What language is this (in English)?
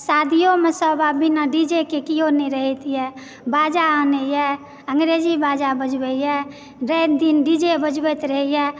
Maithili